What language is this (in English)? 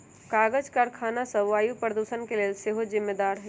Magahi